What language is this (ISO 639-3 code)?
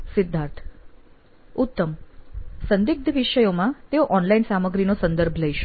guj